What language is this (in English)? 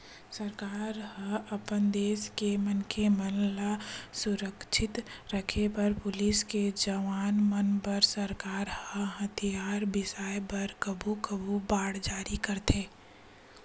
Chhattisgarhi